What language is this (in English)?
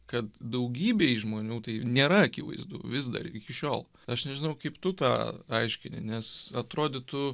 Lithuanian